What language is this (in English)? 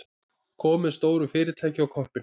Icelandic